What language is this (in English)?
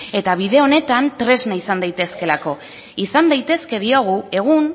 Basque